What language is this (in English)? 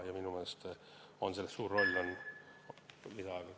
Estonian